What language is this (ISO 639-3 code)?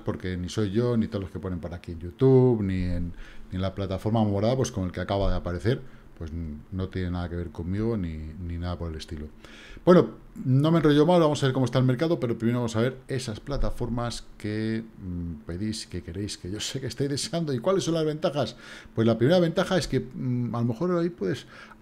spa